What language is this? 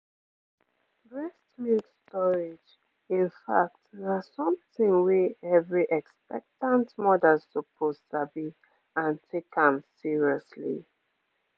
Nigerian Pidgin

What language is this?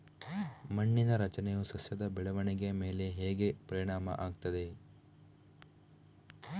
Kannada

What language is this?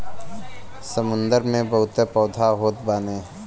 Bhojpuri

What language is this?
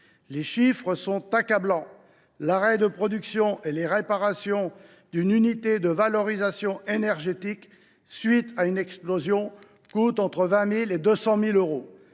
French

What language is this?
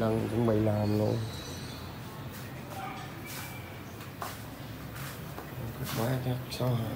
Vietnamese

